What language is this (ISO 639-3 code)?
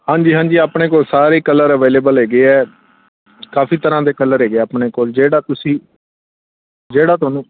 pan